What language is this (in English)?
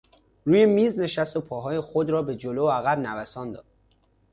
Persian